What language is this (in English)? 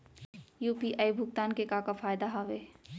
Chhattisgarhi